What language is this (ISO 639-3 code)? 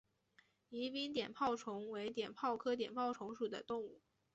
zho